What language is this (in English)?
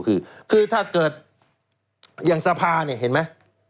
Thai